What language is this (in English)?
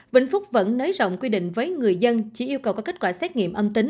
Vietnamese